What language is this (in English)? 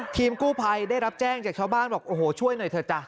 Thai